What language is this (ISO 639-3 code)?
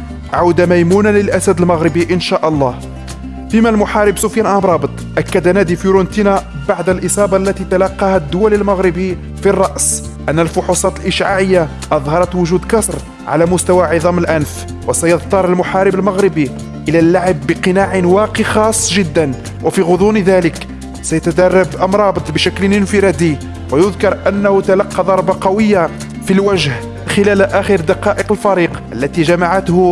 ara